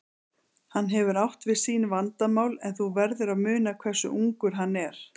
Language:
Icelandic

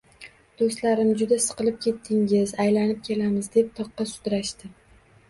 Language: Uzbek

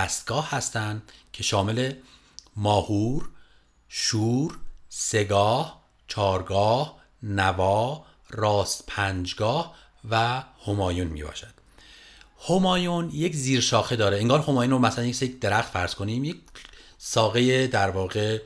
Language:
Persian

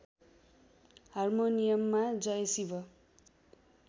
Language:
Nepali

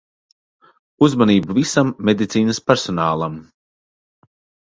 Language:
Latvian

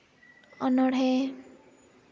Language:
Santali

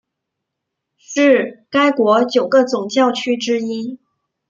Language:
Chinese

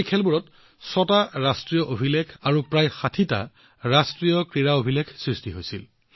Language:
Assamese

